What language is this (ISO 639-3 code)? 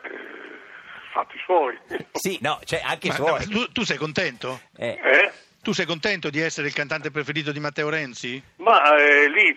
ita